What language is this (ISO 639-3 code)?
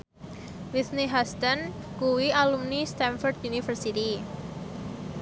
jav